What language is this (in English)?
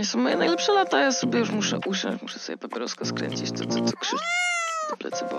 Polish